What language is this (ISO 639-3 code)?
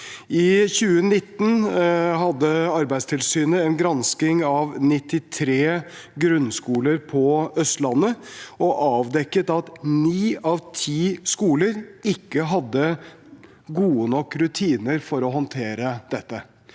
nor